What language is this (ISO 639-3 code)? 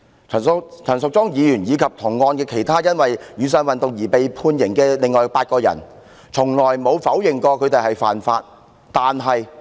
yue